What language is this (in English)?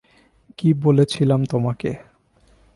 Bangla